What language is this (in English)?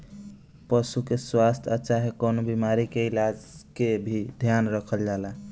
Bhojpuri